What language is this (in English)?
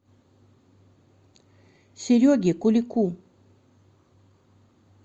Russian